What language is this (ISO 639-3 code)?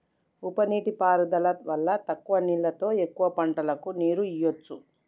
tel